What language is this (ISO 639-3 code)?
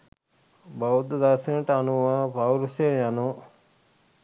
sin